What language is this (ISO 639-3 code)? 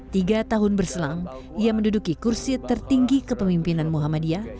ind